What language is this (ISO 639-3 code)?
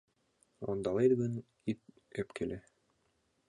chm